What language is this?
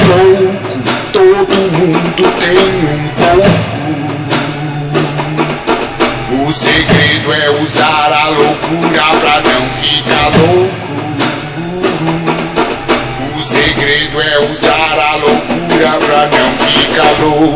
Portuguese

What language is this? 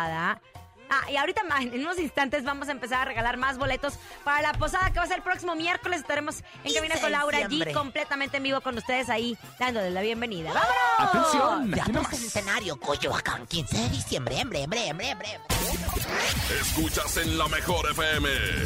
Spanish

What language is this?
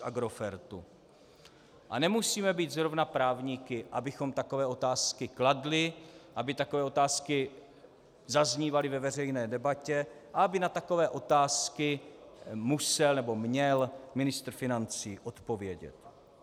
Czech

